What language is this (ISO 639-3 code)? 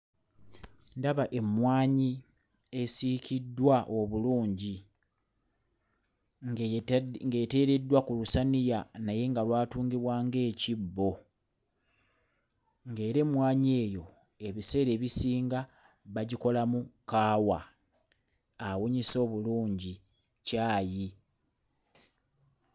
lug